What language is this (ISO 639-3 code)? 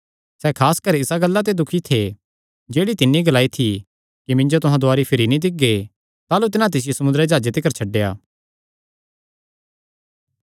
xnr